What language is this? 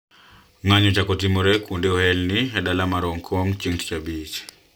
Luo (Kenya and Tanzania)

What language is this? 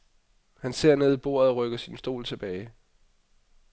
Danish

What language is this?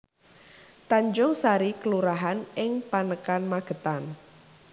Javanese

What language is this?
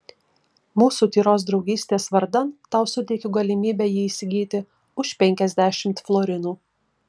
Lithuanian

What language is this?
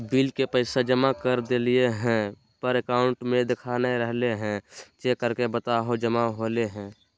Magahi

